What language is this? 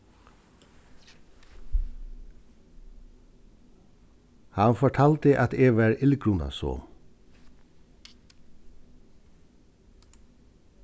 Faroese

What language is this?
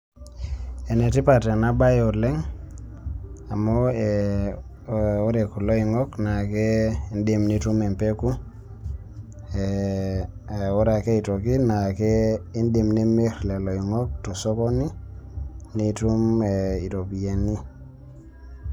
Masai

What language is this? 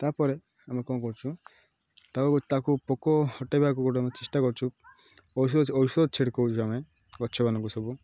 Odia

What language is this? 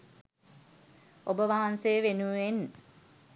Sinhala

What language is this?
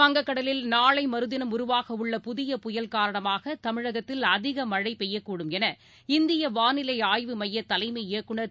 Tamil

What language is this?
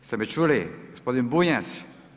Croatian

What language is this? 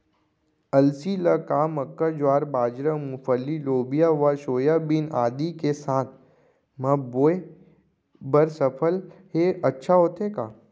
Chhattisgarhi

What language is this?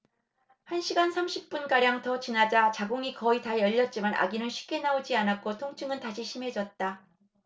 Korean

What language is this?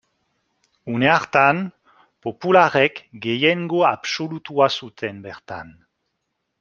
Basque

